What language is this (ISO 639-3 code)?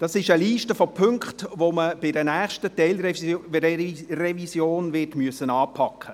gsw